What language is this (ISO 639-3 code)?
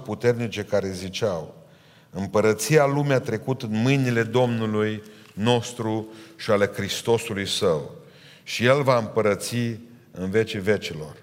ron